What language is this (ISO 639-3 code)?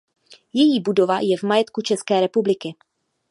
ces